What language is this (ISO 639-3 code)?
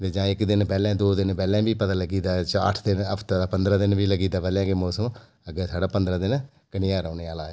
doi